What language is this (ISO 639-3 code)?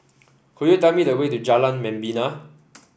eng